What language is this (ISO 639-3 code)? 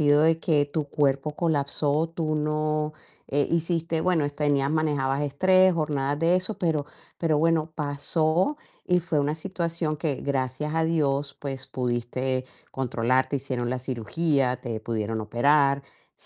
spa